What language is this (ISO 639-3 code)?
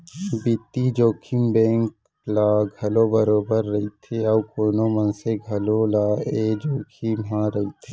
hne